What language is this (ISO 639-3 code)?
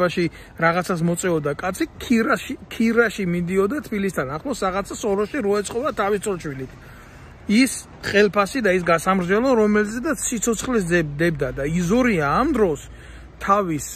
ron